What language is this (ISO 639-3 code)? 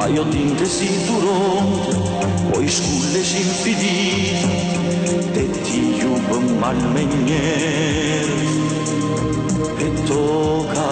ron